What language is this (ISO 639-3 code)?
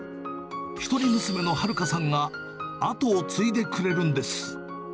jpn